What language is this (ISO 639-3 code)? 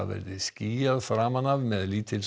isl